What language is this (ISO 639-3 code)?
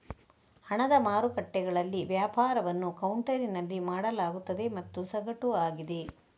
kan